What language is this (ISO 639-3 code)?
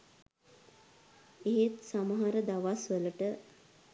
sin